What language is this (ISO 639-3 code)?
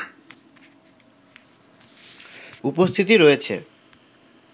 ben